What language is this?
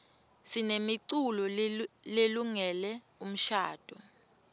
Swati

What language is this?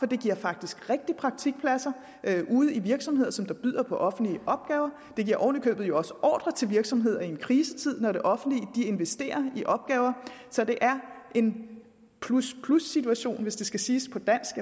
Danish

